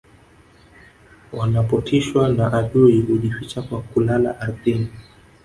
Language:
Swahili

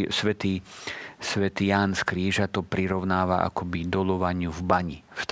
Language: Slovak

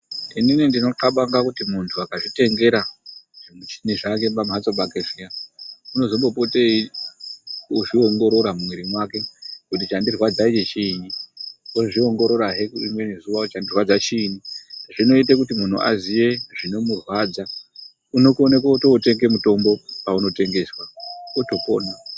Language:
Ndau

